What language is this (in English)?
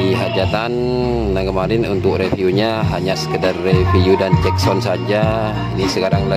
Indonesian